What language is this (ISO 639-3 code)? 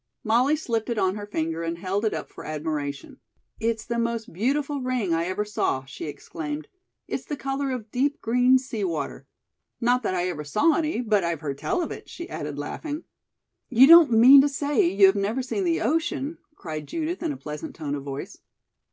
eng